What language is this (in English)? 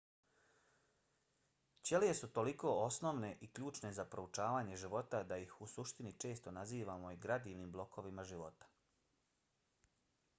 Bosnian